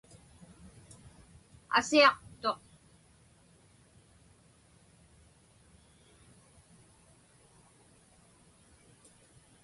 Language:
Inupiaq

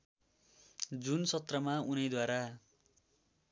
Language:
Nepali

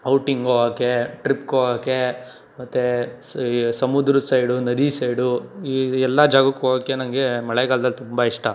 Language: Kannada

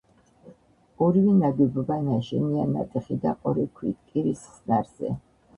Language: Georgian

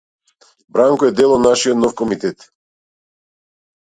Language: Macedonian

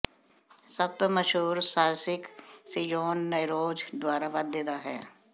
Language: Punjabi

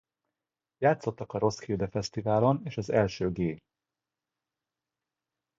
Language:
Hungarian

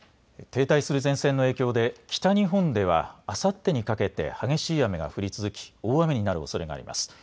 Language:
Japanese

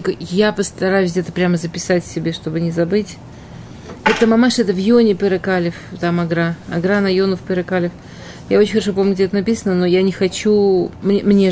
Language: Russian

